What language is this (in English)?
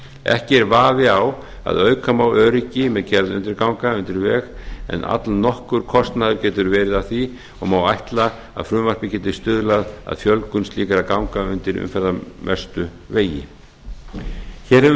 Icelandic